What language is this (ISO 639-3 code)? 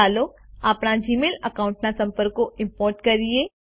guj